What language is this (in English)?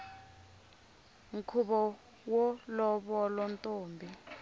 Tsonga